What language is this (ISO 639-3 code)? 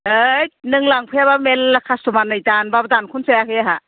brx